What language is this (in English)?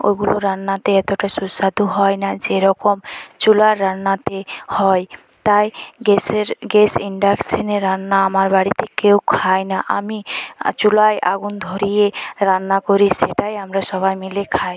Bangla